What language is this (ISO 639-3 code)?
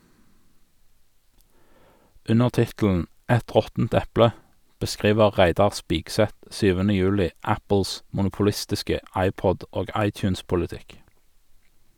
nor